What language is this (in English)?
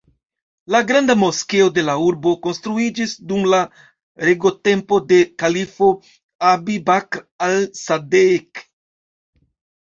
Esperanto